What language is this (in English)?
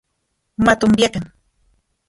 Central Puebla Nahuatl